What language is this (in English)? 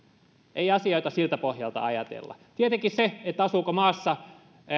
Finnish